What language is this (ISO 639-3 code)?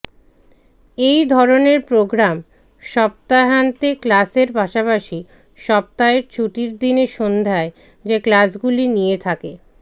ben